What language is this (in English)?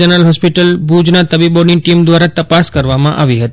Gujarati